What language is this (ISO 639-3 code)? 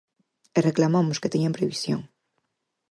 glg